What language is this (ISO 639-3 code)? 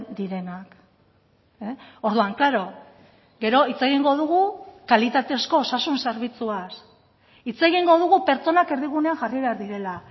eus